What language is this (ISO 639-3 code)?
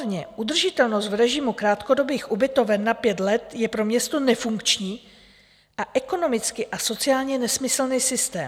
ces